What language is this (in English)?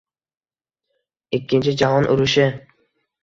Uzbek